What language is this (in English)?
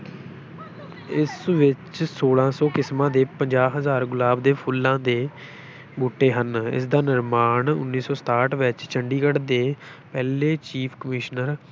Punjabi